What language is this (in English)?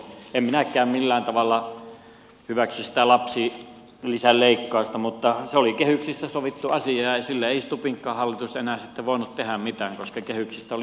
Finnish